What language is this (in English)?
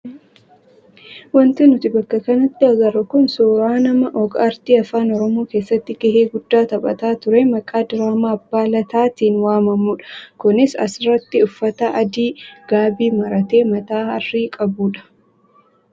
Oromo